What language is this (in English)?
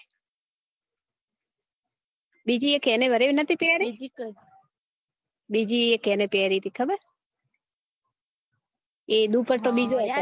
Gujarati